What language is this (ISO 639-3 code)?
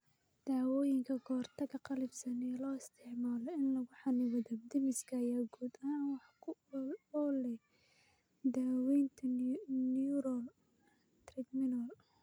som